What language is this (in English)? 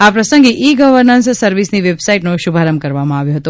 Gujarati